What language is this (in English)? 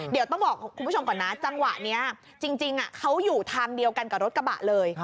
Thai